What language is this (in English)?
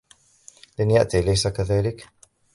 Arabic